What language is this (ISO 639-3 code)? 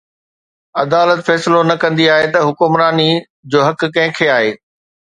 snd